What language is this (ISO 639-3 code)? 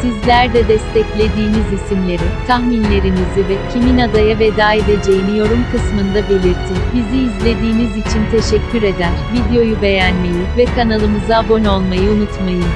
tur